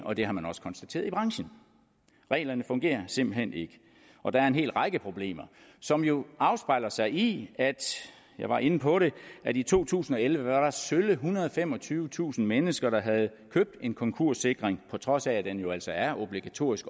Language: Danish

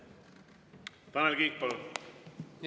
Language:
Estonian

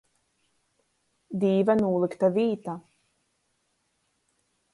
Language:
Latgalian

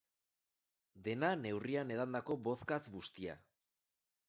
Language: Basque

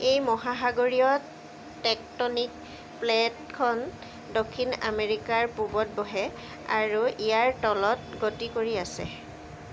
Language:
Assamese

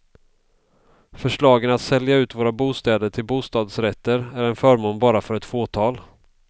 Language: Swedish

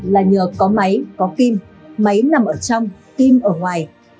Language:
Vietnamese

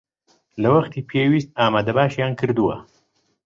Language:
Central Kurdish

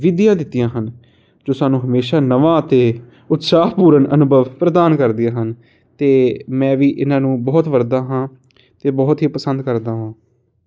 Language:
Punjabi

